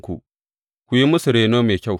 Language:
Hausa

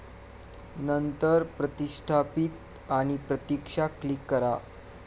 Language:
Marathi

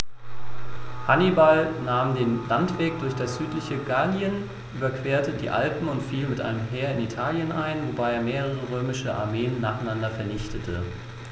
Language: German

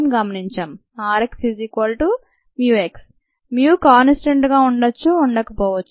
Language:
Telugu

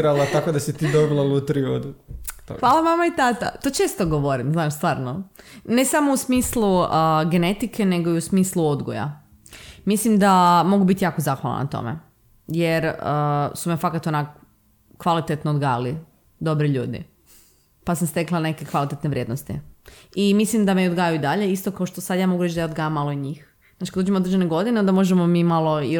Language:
Croatian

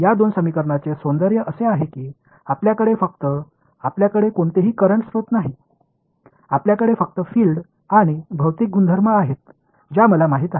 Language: Marathi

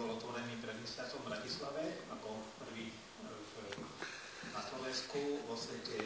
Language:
Czech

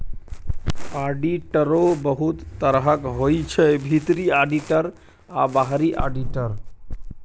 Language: Maithili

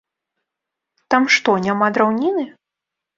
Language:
Belarusian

